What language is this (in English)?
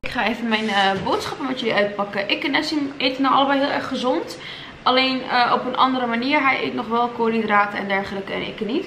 Dutch